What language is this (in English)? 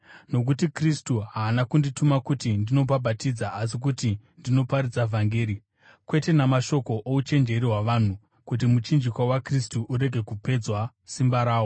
Shona